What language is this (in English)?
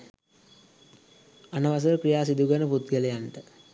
Sinhala